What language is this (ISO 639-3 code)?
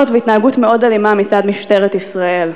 heb